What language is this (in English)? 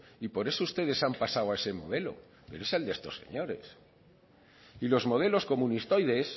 Spanish